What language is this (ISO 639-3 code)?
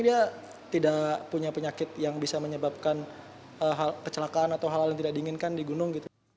ind